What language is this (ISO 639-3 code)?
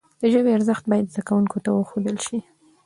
pus